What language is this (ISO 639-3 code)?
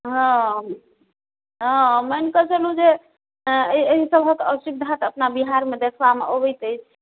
mai